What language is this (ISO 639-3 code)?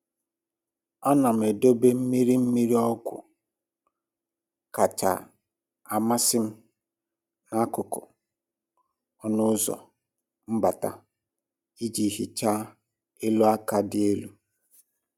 ibo